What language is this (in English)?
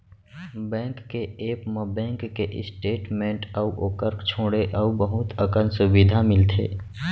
Chhattisgarhi